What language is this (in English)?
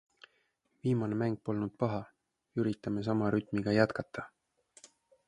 Estonian